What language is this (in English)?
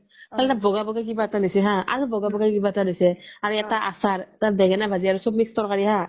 Assamese